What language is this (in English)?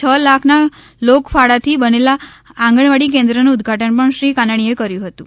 Gujarati